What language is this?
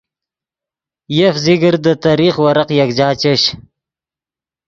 Yidgha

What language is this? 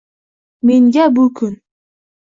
Uzbek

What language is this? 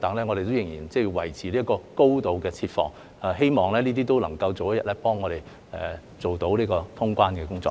Cantonese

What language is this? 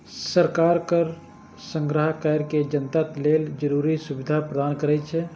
Maithili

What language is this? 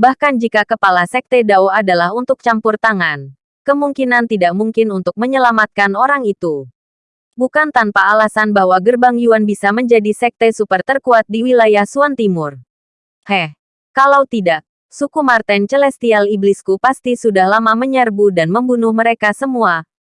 Indonesian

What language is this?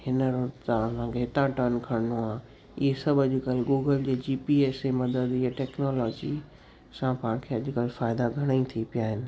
Sindhi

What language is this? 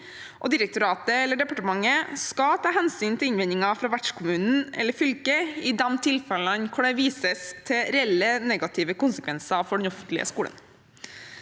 Norwegian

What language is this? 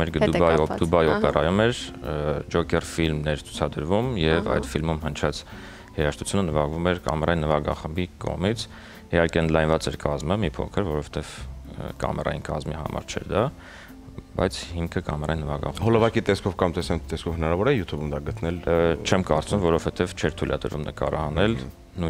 Romanian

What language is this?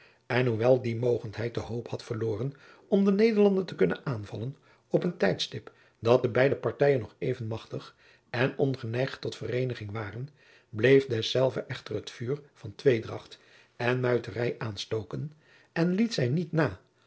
Dutch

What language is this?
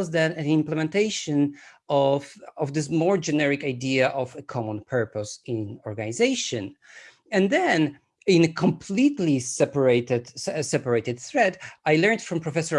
English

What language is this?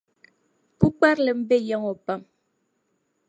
Dagbani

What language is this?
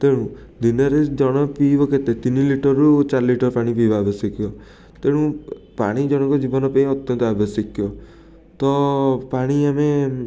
Odia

